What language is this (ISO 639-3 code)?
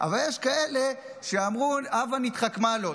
heb